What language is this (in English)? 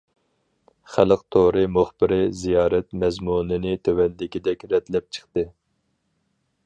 Uyghur